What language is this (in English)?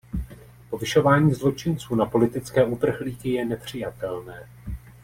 Czech